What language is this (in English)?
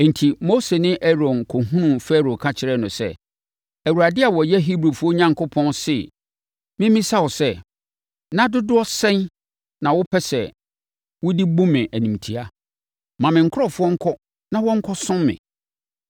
Akan